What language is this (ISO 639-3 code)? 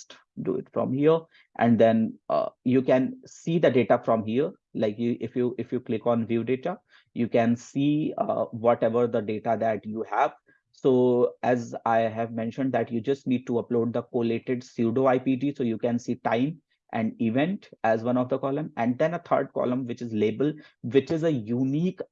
eng